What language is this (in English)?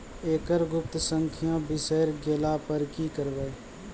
Maithili